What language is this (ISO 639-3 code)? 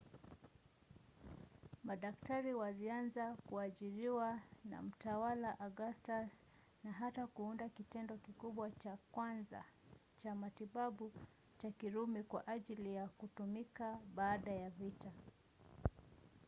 swa